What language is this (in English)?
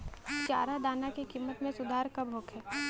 Bhojpuri